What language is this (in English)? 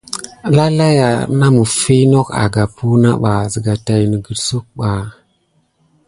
Gidar